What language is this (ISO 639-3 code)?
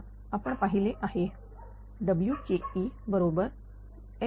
mar